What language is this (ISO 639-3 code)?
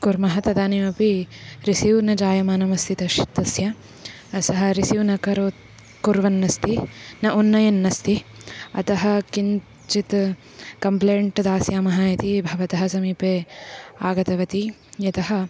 san